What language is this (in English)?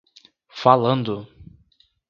Portuguese